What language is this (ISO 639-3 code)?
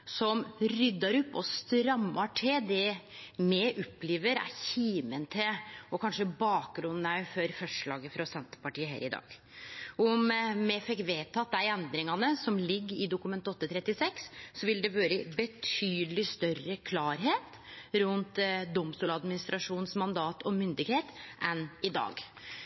nno